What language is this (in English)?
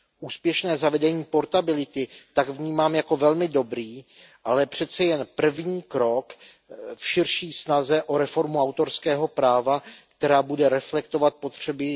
Czech